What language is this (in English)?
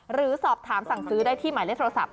Thai